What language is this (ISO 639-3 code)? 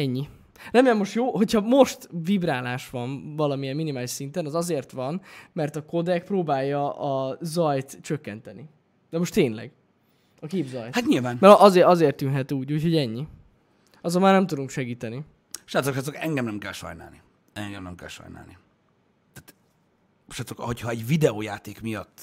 hun